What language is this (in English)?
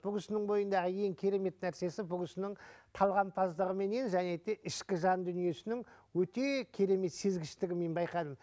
Kazakh